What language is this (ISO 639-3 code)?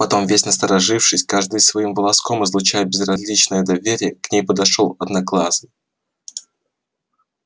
rus